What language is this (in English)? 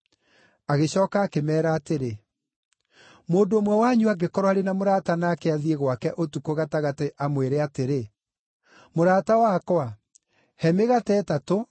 Kikuyu